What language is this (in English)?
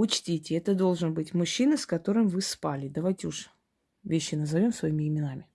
Russian